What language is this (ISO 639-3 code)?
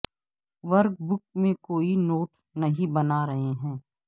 urd